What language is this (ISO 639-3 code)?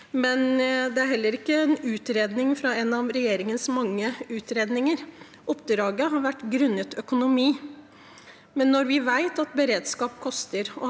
nor